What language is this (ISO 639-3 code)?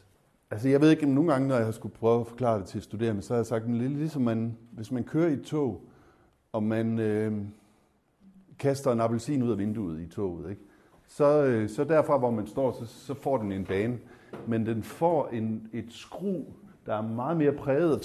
dan